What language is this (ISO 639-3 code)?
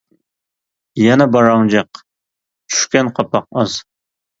uig